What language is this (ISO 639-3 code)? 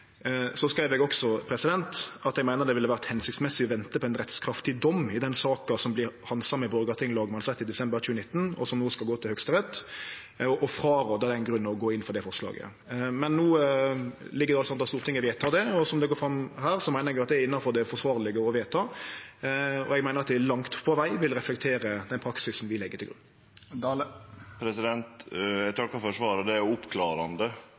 nno